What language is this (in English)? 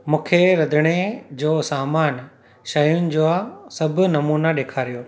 Sindhi